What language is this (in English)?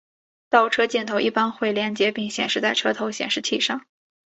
Chinese